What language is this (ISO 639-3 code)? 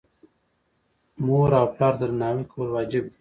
pus